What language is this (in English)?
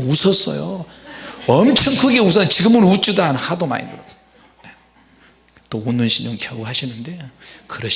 Korean